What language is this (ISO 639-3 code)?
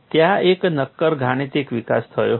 guj